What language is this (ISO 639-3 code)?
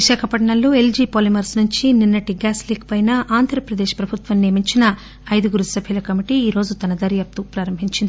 tel